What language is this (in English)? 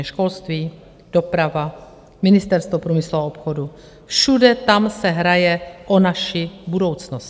Czech